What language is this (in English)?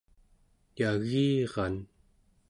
Central Yupik